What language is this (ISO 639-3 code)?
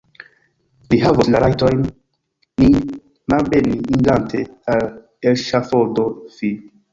epo